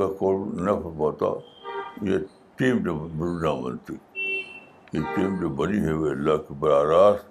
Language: Urdu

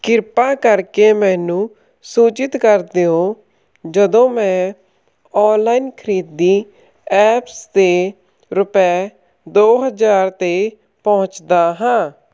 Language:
Punjabi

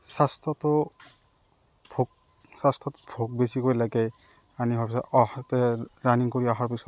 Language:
Assamese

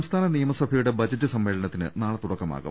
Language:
Malayalam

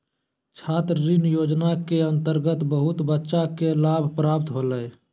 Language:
Magahi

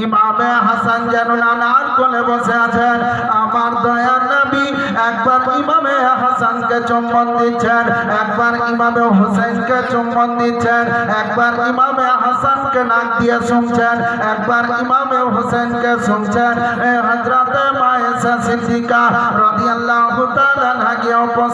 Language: Hindi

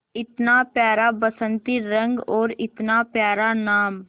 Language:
Hindi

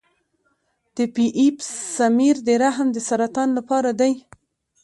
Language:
Pashto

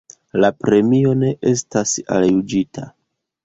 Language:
Esperanto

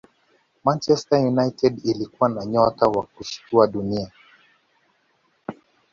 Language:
Swahili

